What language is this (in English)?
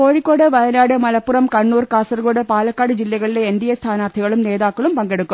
Malayalam